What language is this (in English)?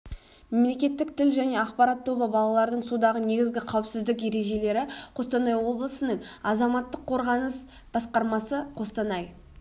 Kazakh